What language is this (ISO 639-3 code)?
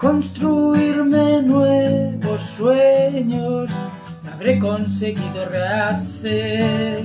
spa